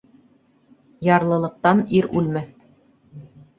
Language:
Bashkir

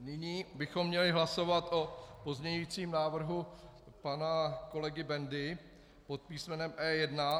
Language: Czech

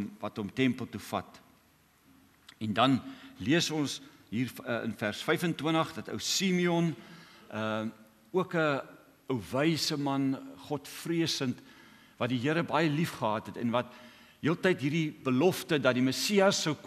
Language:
Dutch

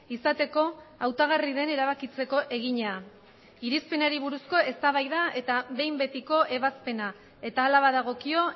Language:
Basque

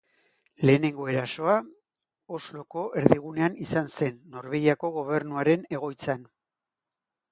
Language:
Basque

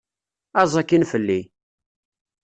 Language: Kabyle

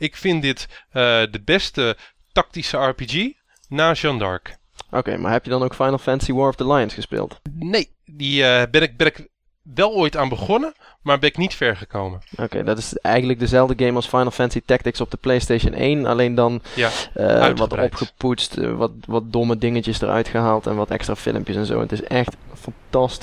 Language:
Dutch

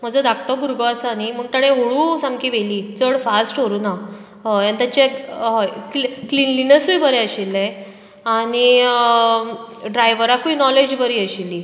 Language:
Konkani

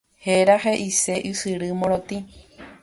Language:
Guarani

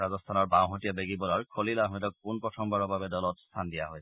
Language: Assamese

